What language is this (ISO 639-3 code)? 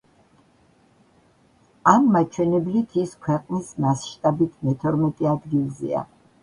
kat